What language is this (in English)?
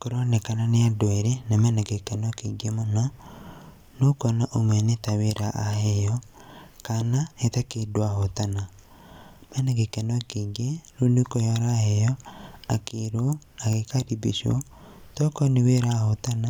Kikuyu